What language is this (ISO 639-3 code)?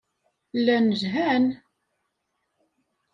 kab